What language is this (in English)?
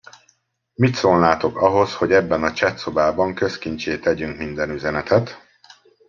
Hungarian